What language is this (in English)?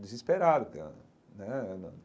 Portuguese